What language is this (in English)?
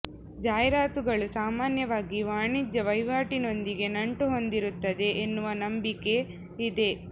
Kannada